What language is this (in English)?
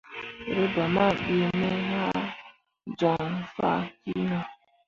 Mundang